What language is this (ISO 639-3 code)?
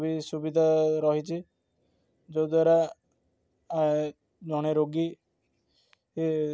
ori